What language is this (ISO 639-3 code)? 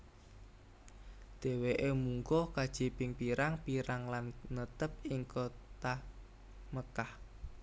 jav